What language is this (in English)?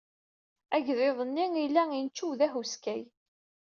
Kabyle